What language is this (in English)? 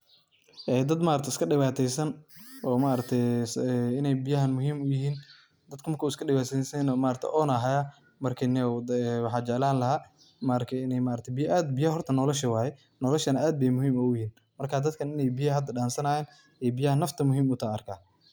Somali